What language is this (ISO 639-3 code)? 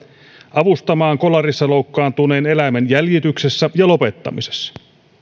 fin